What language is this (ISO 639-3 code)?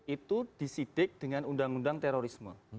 ind